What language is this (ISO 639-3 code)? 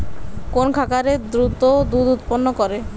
ben